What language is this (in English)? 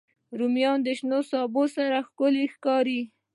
Pashto